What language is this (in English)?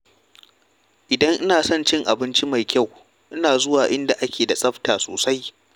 Hausa